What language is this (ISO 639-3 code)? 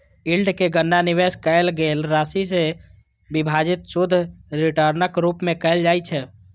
mai